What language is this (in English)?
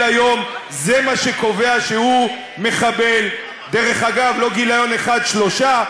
Hebrew